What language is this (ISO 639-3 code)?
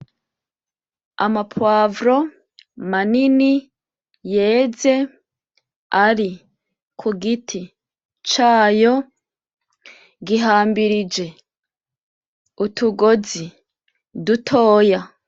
run